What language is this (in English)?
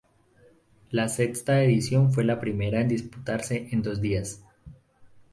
Spanish